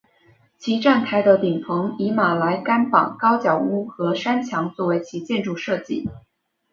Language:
Chinese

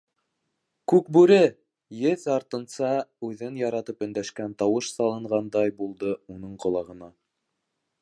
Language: Bashkir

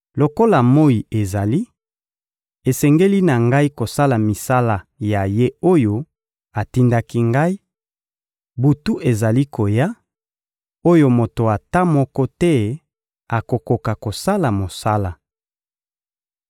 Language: Lingala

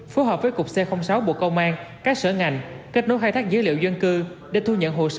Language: Vietnamese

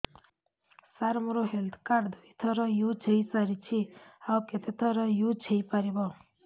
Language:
Odia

